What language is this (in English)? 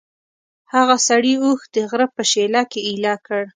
Pashto